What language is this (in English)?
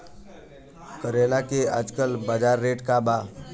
Bhojpuri